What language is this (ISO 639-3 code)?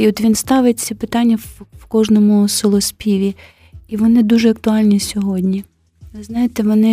ukr